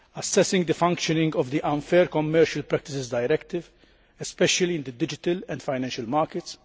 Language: English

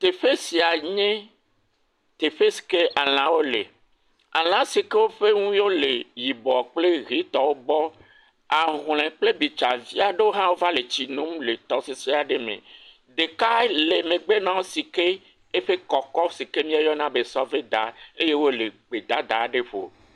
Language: Ewe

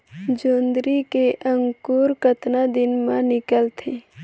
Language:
Chhattisgarhi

